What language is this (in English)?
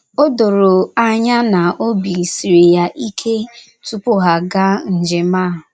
Igbo